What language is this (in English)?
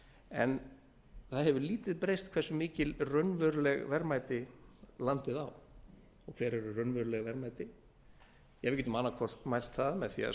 Icelandic